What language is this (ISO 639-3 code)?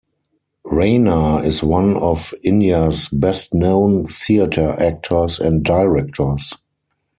eng